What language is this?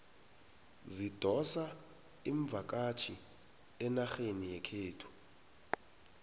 South Ndebele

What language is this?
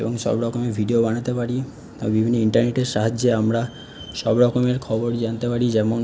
Bangla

